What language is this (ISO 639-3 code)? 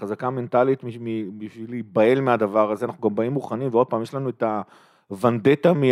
heb